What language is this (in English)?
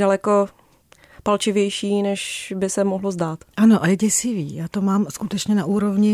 Czech